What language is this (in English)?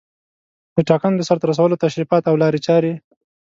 Pashto